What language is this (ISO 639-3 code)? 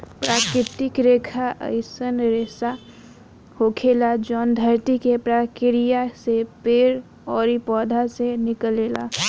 bho